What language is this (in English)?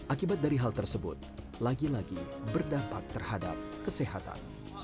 Indonesian